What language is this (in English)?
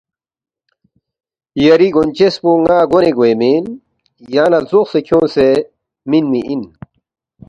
Balti